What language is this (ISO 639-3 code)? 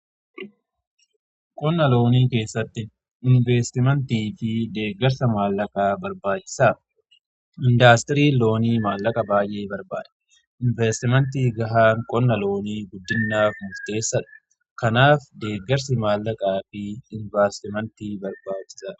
orm